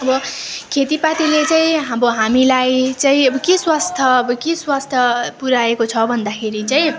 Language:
Nepali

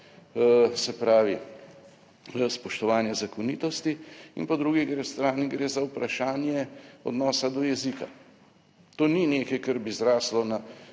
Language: Slovenian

